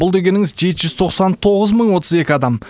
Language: Kazakh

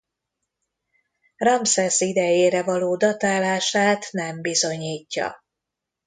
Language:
Hungarian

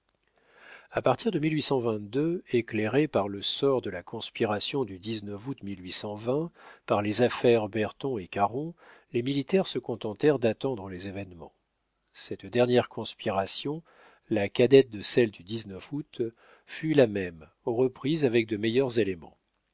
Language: French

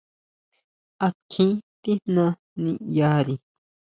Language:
Huautla Mazatec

